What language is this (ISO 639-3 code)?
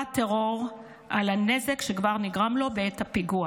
heb